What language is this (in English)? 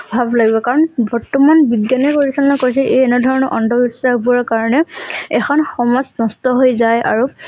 Assamese